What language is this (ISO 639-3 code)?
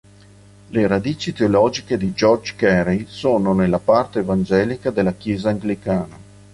ita